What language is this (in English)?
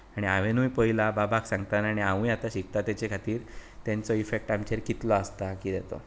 Konkani